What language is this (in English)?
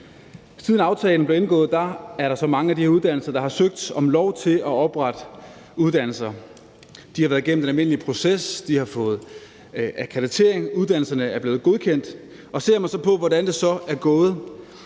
Danish